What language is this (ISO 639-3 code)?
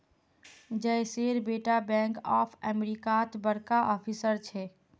mag